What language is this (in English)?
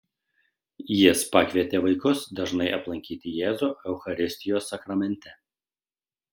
Lithuanian